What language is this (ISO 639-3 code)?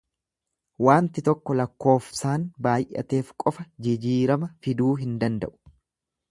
orm